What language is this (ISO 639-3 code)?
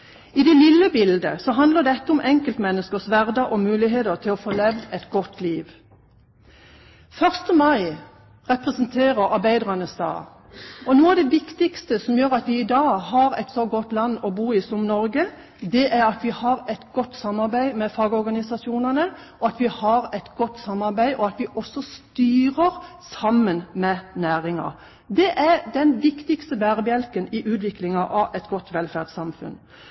nob